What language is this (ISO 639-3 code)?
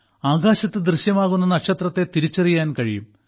mal